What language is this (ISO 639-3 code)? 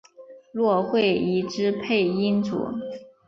zho